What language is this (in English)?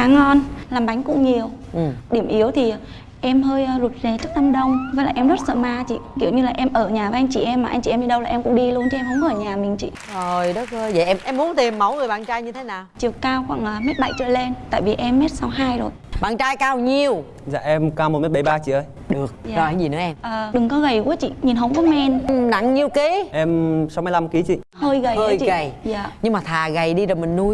Vietnamese